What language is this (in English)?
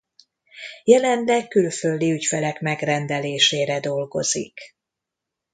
Hungarian